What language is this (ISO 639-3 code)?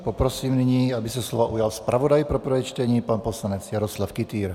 ces